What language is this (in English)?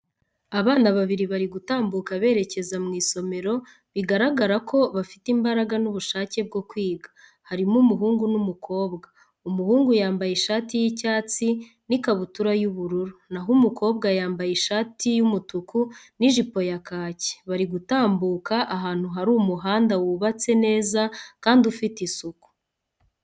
Kinyarwanda